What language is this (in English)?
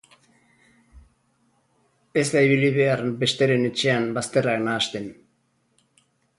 Basque